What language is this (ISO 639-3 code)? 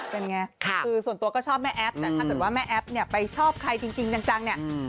tha